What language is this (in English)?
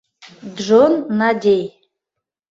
Mari